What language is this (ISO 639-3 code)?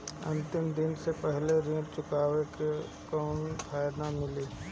bho